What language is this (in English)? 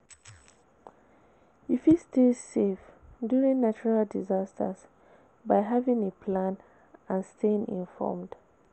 Nigerian Pidgin